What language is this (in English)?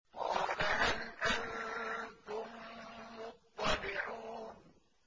Arabic